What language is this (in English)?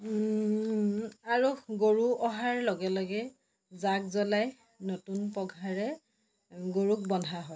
Assamese